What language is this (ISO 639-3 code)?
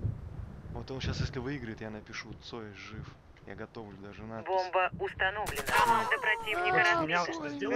rus